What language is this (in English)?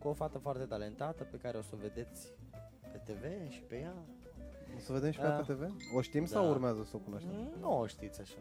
Romanian